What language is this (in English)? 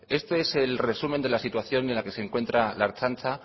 Spanish